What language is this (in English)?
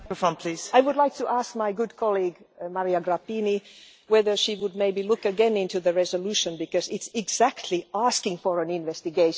English